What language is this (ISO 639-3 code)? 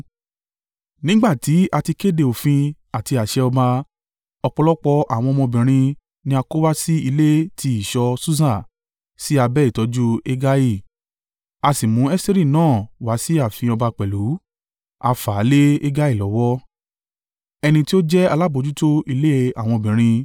yor